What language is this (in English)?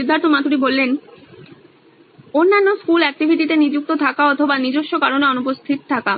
Bangla